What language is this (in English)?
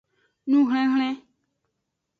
Aja (Benin)